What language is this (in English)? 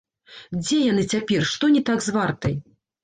Belarusian